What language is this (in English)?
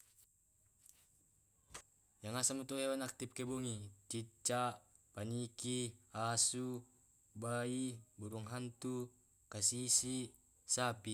Tae'